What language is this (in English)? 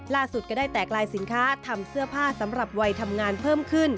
Thai